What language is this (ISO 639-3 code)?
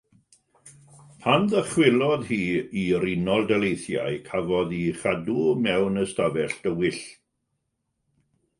cym